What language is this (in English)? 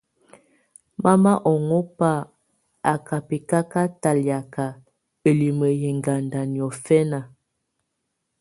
Tunen